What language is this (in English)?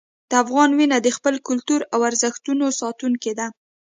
Pashto